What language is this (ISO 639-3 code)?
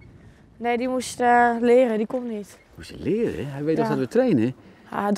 nld